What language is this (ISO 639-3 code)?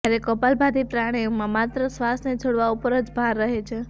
guj